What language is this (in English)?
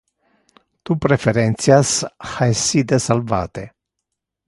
Interlingua